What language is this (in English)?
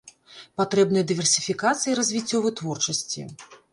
Belarusian